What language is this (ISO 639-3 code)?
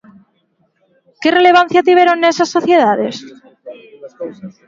glg